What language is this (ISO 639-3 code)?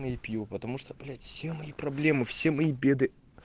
rus